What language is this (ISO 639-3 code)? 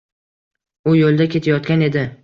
uzb